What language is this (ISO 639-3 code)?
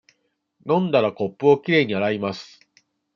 jpn